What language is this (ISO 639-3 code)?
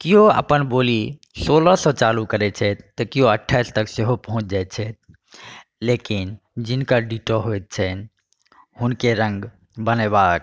mai